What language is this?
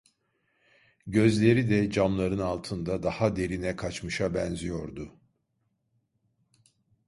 Turkish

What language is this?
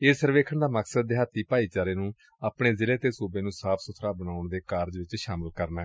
Punjabi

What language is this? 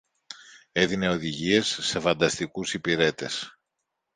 Greek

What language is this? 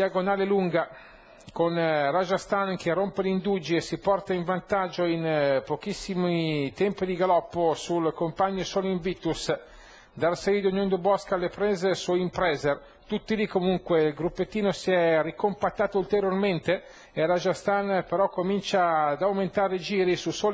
Italian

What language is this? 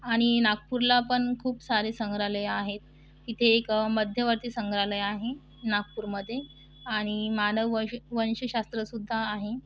Marathi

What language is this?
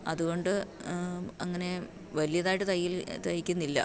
Malayalam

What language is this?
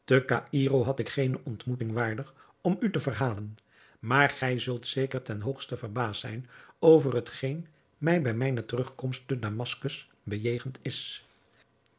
Dutch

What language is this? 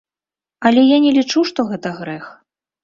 Belarusian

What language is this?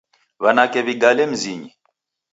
Taita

